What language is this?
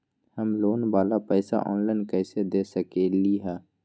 Magahi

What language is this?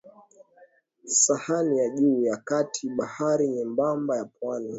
Swahili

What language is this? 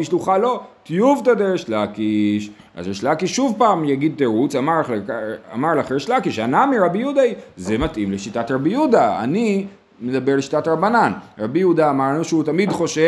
Hebrew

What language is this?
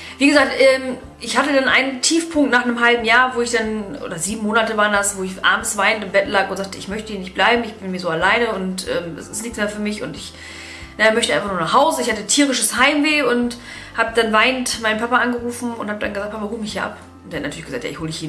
German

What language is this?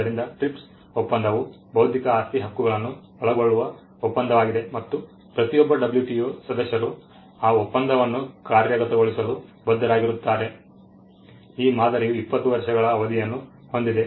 Kannada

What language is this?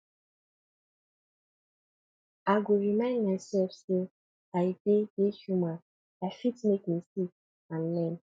Nigerian Pidgin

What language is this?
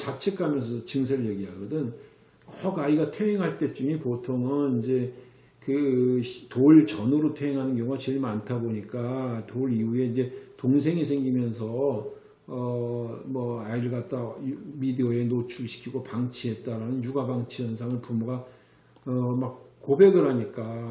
Korean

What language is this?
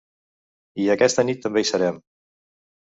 Catalan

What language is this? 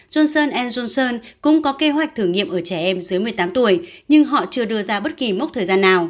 Vietnamese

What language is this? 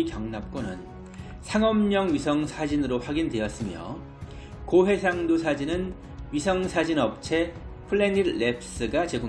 Korean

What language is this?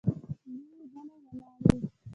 Pashto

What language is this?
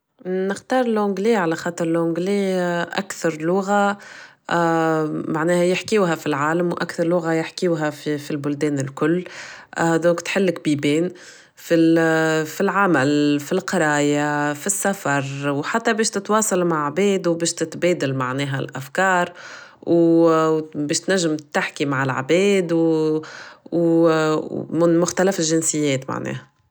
Tunisian Arabic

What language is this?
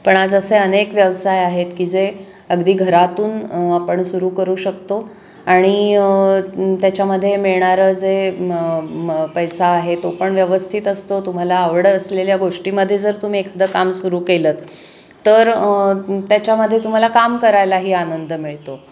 Marathi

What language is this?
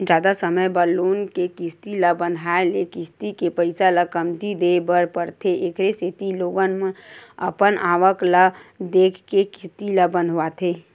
Chhattisgarhi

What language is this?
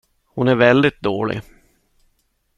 Swedish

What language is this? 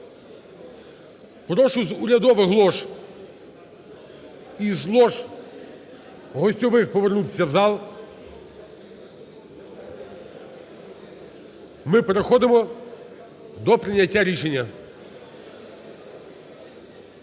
Ukrainian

